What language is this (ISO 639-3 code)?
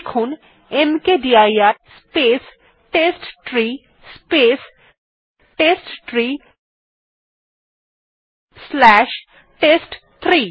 ben